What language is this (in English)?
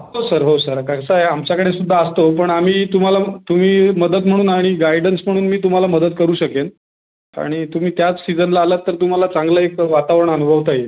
Marathi